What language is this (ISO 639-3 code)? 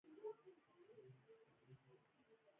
pus